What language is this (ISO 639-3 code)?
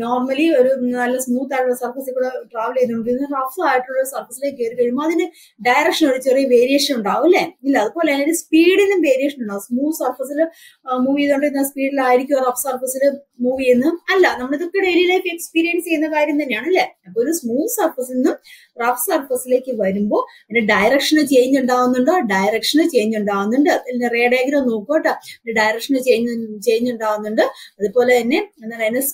mal